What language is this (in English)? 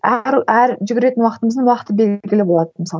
Kazakh